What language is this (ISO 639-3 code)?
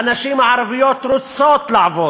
heb